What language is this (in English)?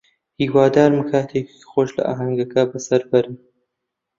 Central Kurdish